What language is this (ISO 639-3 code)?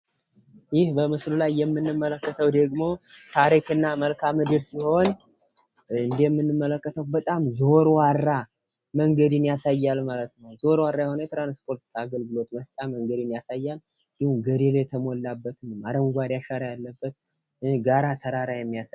amh